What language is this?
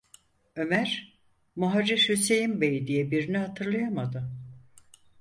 Turkish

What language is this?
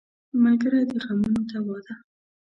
Pashto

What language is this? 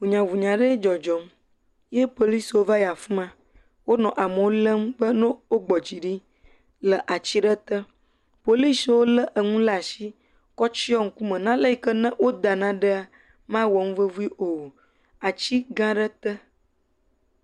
Ewe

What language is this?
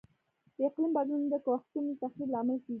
Pashto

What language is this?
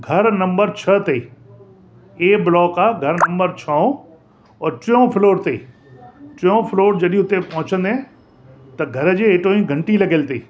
Sindhi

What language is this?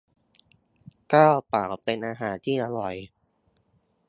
Thai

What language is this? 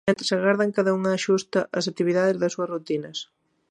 Galician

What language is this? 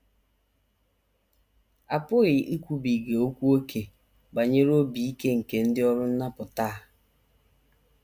Igbo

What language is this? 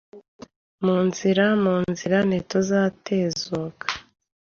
Kinyarwanda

